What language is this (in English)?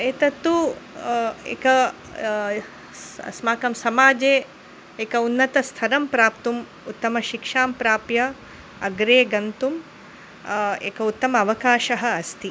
Sanskrit